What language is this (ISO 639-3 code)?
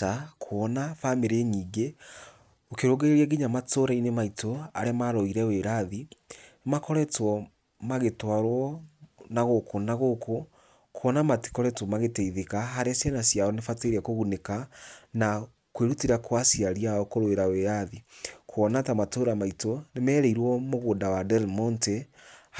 kik